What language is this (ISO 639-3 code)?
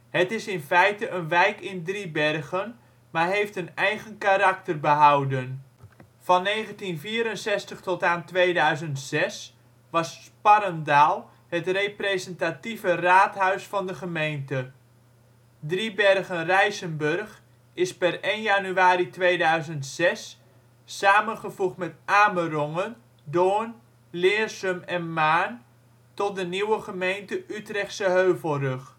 nld